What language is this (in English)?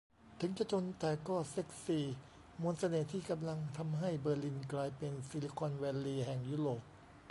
Thai